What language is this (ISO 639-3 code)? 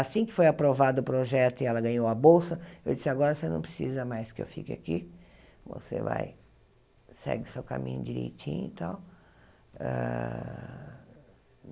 por